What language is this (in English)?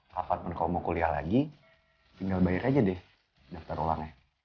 Indonesian